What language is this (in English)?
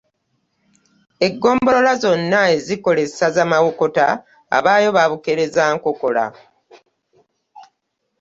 Ganda